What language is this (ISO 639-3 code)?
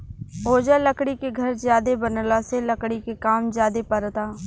bho